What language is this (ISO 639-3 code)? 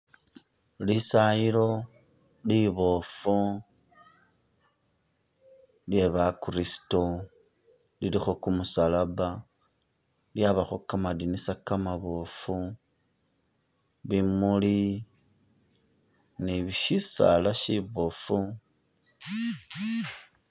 myx